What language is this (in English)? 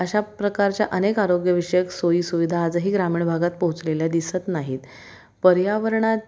Marathi